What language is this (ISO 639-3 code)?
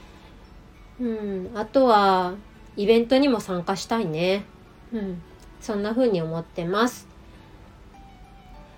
jpn